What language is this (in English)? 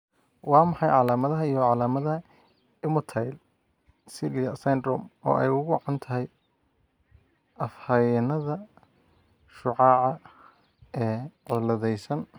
Somali